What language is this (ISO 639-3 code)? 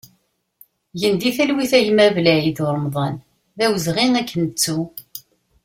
kab